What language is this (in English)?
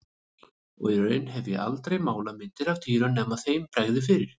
Icelandic